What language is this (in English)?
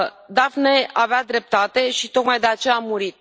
Romanian